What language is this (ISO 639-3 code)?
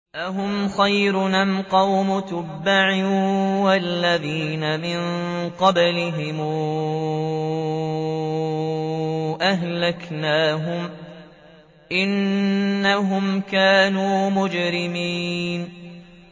ara